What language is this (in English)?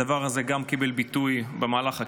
Hebrew